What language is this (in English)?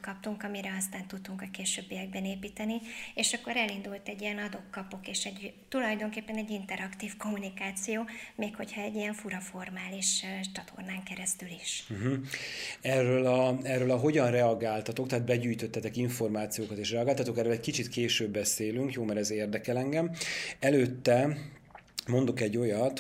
Hungarian